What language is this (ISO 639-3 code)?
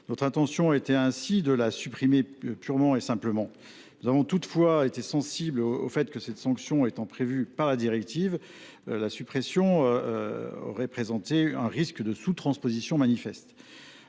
fra